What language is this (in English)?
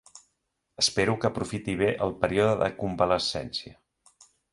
Catalan